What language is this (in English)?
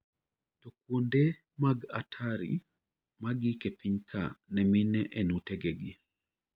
Luo (Kenya and Tanzania)